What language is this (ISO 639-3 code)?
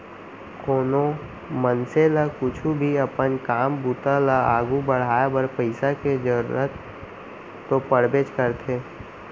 hne